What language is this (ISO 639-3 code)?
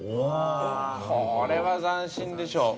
jpn